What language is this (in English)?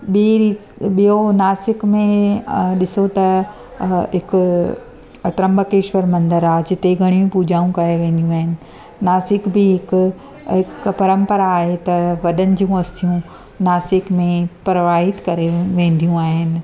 Sindhi